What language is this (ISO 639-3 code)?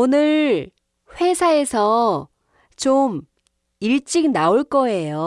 kor